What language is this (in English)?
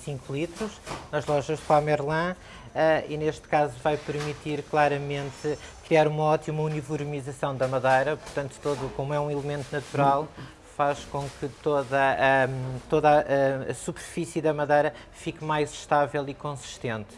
Portuguese